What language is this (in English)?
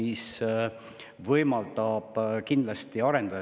Estonian